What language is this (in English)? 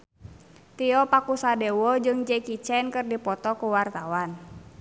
Sundanese